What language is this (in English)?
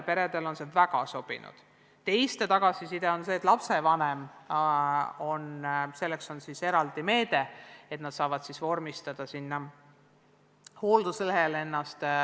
Estonian